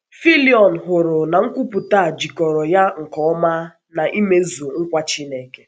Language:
Igbo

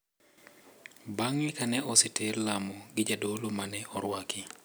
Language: Luo (Kenya and Tanzania)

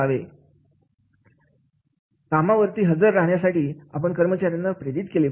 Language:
Marathi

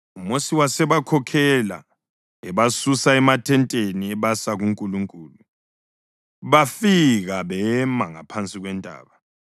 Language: North Ndebele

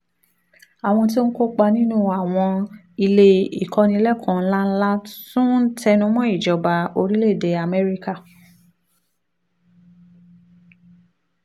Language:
Yoruba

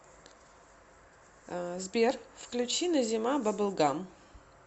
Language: Russian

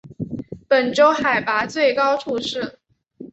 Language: Chinese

